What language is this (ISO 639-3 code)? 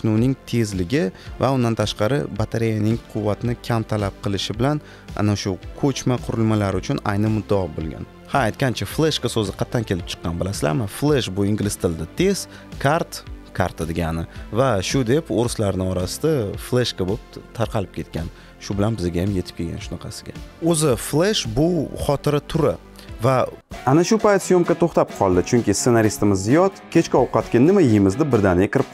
tur